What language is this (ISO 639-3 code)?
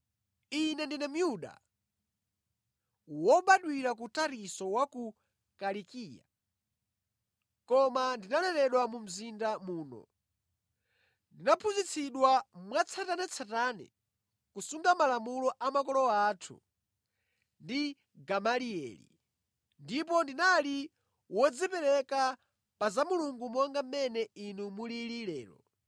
nya